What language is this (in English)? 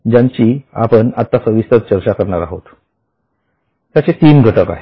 Marathi